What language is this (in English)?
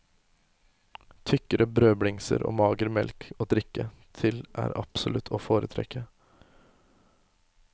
Norwegian